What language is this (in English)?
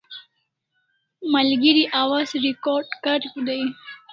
Kalasha